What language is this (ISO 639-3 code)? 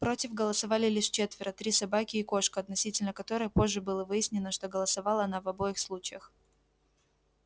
rus